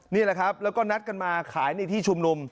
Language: Thai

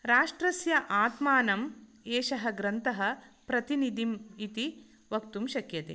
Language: Sanskrit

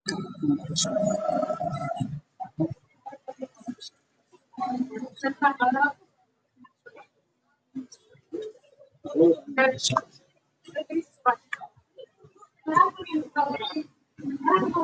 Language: Somali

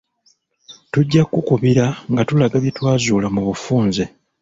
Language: Ganda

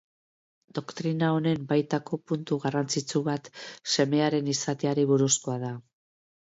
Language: Basque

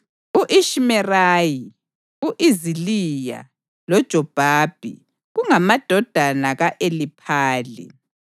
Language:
North Ndebele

